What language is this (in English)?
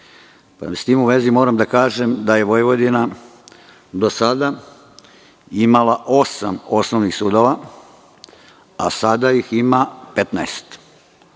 Serbian